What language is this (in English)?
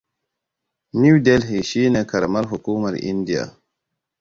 Hausa